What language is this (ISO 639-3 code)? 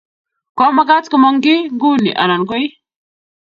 kln